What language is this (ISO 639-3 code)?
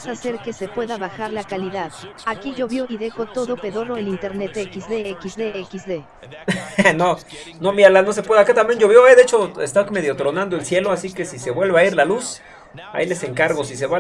spa